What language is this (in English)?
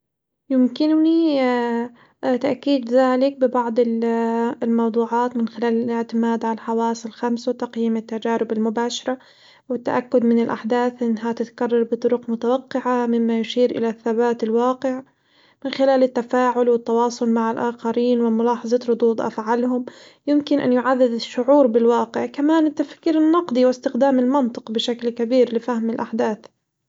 Hijazi Arabic